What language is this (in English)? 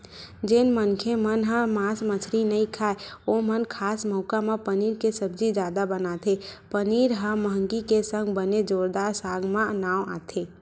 Chhattisgarhi